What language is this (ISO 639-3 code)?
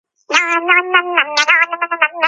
kat